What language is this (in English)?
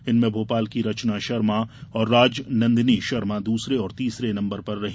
Hindi